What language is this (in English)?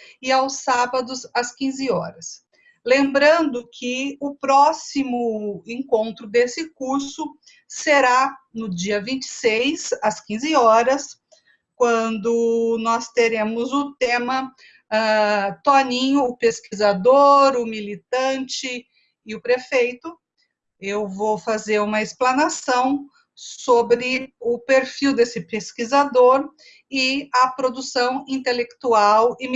Portuguese